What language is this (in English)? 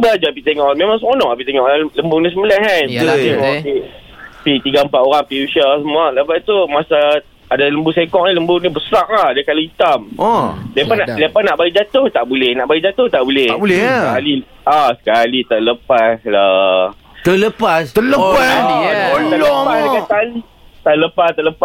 Malay